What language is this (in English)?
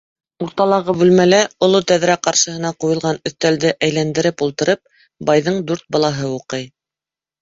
Bashkir